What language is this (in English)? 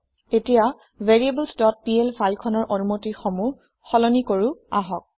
Assamese